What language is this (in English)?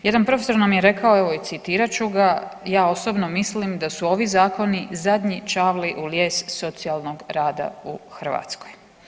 Croatian